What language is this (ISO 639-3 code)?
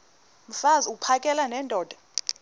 xho